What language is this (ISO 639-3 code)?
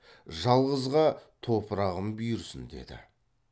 kaz